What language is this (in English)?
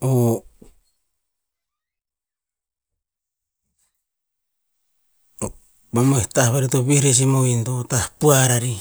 Tinputz